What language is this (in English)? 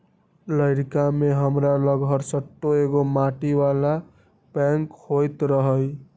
Magahi